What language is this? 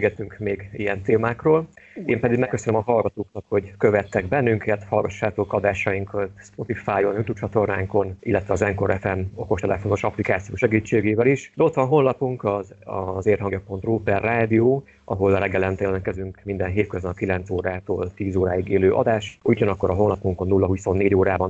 Hungarian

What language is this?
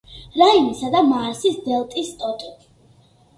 Georgian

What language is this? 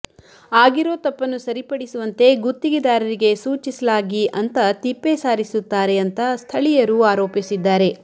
Kannada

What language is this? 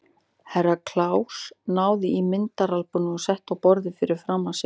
Icelandic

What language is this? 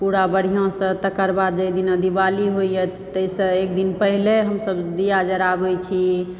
Maithili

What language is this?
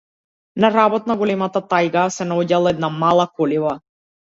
Macedonian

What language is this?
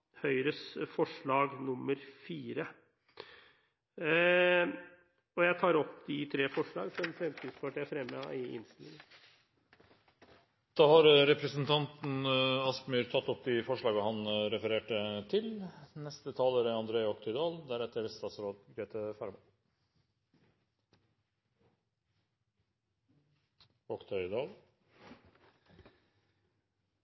Norwegian Bokmål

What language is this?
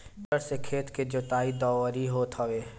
Bhojpuri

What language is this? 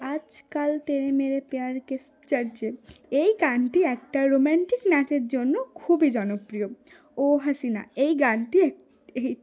Bangla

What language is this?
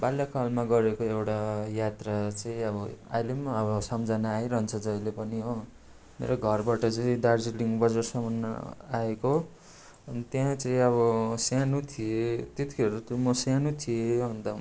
Nepali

